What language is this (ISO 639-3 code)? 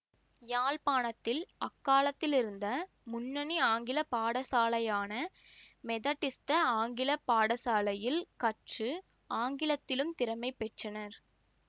tam